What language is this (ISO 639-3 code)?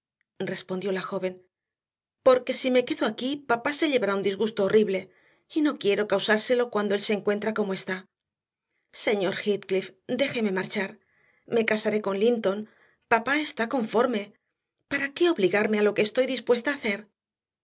spa